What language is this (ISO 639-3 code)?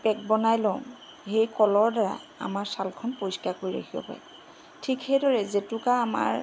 asm